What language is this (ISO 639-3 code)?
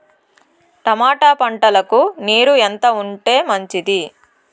tel